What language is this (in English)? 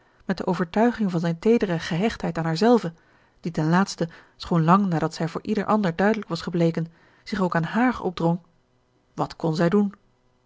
Dutch